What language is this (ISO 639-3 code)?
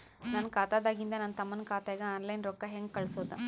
kan